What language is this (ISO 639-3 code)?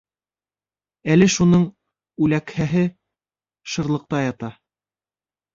bak